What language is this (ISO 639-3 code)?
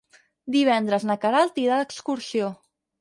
cat